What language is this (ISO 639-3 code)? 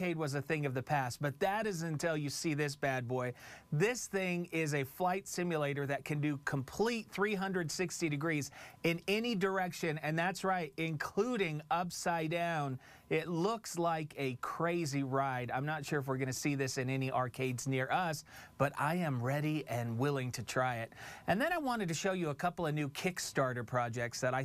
eng